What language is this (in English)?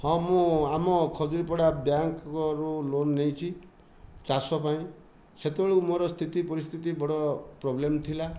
Odia